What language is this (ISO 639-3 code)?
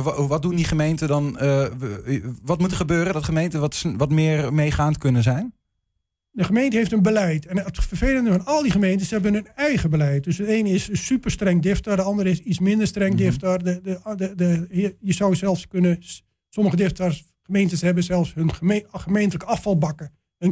nld